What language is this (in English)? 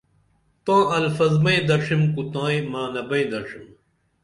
Dameli